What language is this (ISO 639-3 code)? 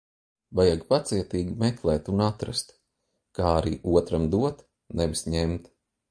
lav